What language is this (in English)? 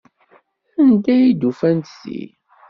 Kabyle